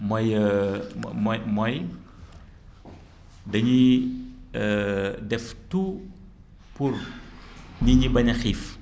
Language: Wolof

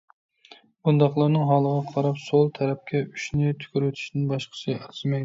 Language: Uyghur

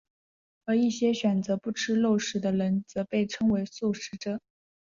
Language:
Chinese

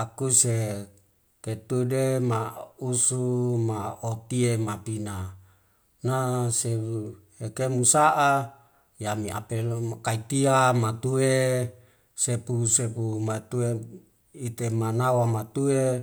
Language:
Wemale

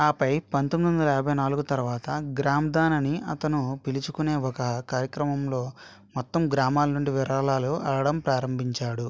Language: Telugu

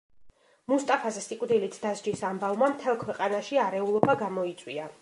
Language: Georgian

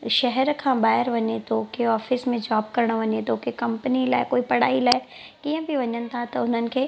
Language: Sindhi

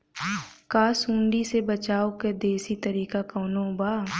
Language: Bhojpuri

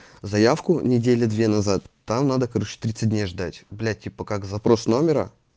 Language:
Russian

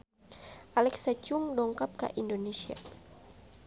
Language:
Sundanese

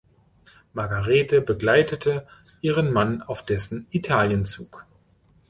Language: German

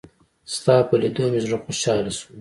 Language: Pashto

